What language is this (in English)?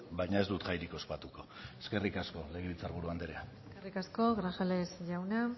Basque